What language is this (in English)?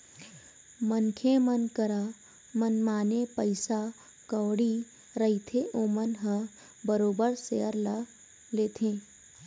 Chhattisgarhi